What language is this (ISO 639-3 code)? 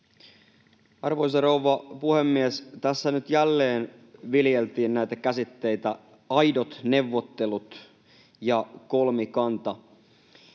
fin